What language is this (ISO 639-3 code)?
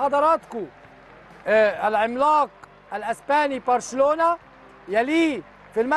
ara